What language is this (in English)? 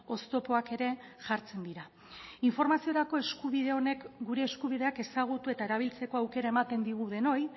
Basque